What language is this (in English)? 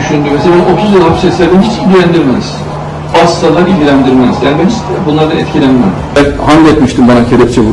Turkish